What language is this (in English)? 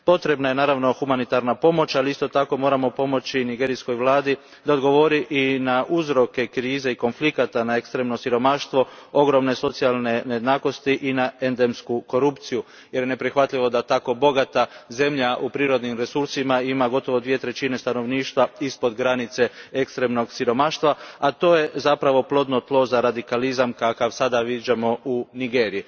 Croatian